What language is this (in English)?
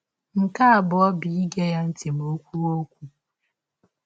Igbo